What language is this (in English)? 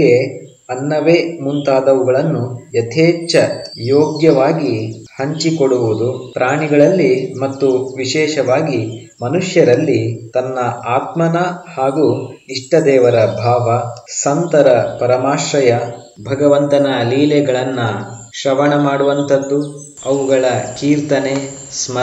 Kannada